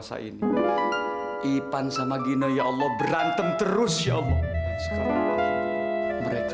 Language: Indonesian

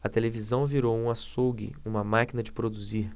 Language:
Portuguese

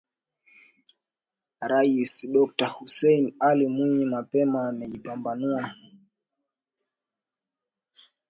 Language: Swahili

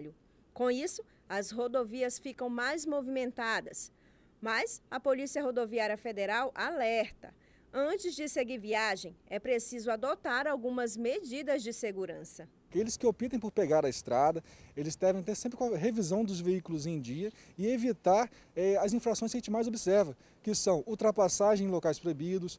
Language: Portuguese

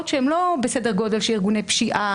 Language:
Hebrew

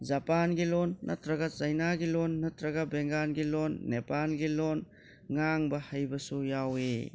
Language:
Manipuri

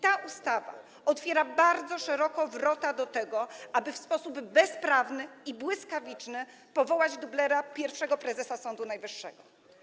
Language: Polish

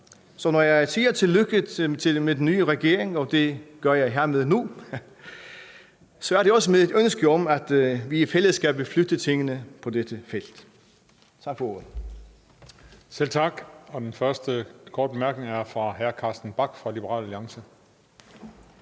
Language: Danish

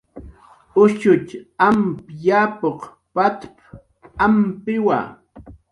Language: Jaqaru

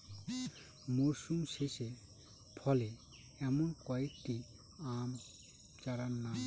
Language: Bangla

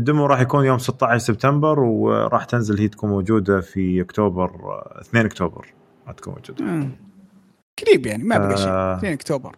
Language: Arabic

